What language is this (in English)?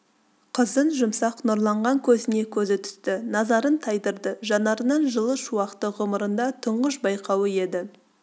Kazakh